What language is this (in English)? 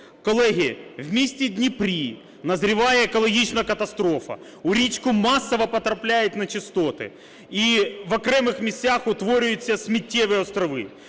Ukrainian